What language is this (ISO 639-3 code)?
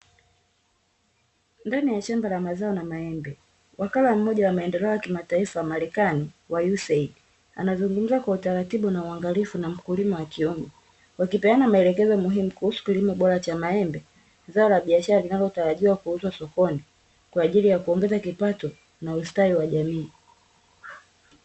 swa